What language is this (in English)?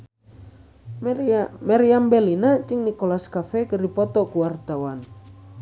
Sundanese